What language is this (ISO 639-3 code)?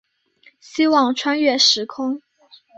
zho